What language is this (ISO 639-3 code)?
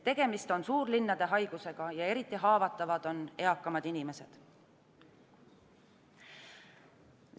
est